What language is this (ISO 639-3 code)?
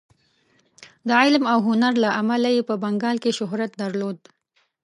pus